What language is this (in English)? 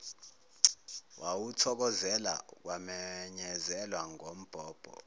Zulu